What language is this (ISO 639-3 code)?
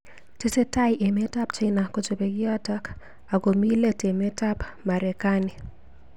kln